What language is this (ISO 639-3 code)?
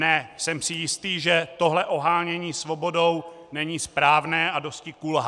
ces